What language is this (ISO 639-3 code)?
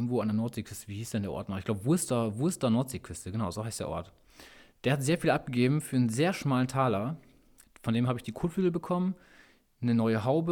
deu